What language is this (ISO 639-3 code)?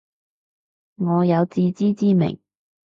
yue